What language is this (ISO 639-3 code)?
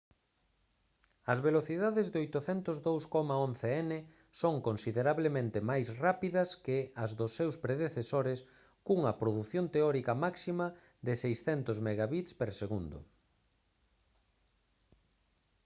glg